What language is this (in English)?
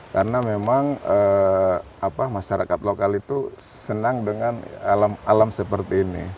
Indonesian